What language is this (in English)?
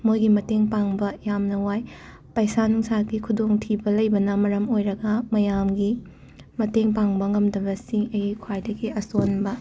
Manipuri